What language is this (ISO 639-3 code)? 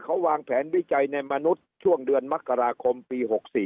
tha